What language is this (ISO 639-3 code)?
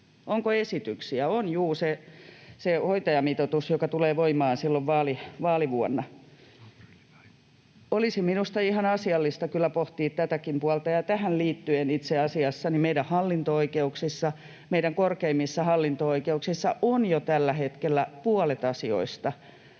fin